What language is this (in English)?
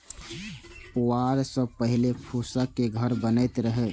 Maithili